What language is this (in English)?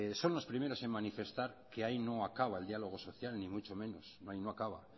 Spanish